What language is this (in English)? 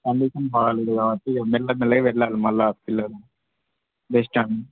Telugu